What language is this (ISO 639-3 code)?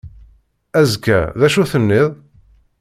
kab